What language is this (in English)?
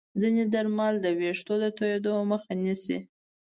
Pashto